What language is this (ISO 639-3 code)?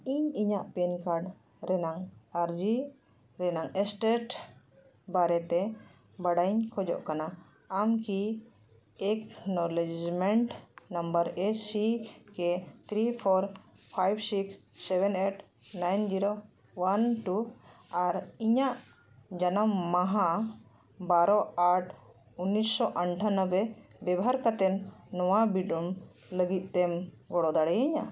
sat